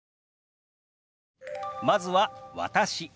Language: Japanese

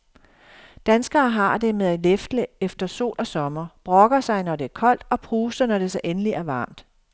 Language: Danish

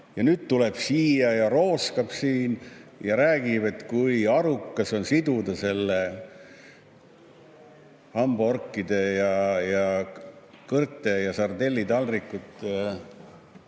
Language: Estonian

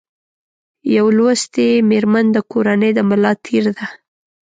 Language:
Pashto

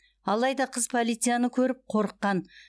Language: Kazakh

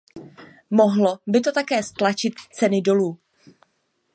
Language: Czech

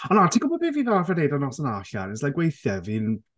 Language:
Welsh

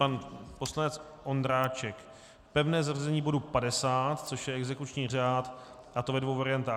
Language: Czech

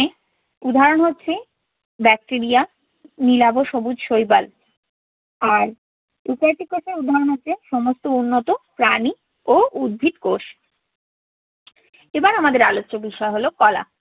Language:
Bangla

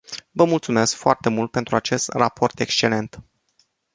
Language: Romanian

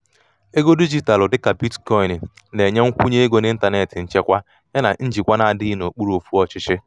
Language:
Igbo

